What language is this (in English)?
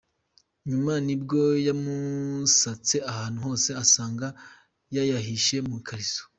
Kinyarwanda